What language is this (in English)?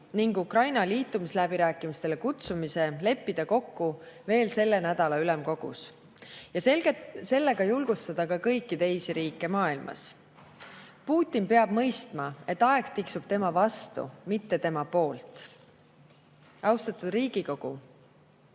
Estonian